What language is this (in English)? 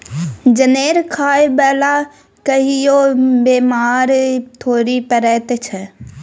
Maithili